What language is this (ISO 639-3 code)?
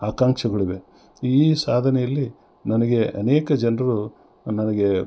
kan